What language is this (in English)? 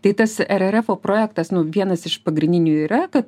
Lithuanian